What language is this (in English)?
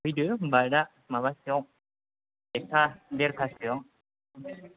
Bodo